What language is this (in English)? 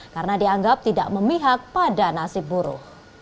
Indonesian